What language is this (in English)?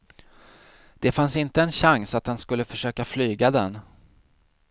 Swedish